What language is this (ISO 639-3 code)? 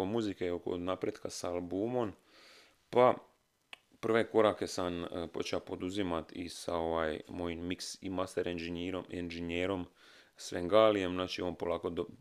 hrv